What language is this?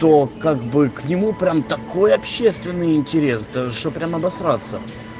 Russian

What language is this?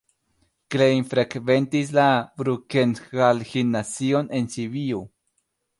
Esperanto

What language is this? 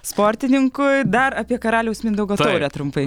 Lithuanian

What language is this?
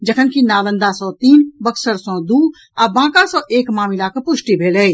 Maithili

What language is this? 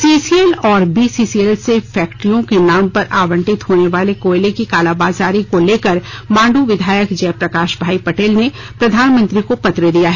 Hindi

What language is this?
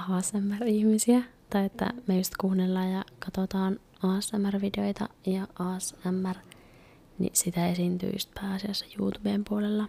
Finnish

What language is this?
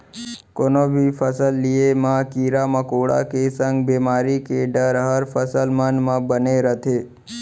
Chhattisgarhi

